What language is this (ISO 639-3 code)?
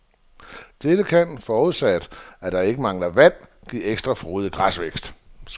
dan